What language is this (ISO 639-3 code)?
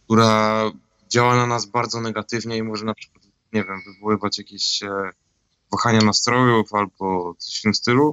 pol